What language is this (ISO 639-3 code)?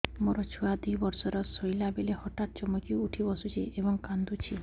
ori